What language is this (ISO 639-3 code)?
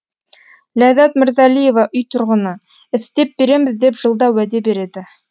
kaz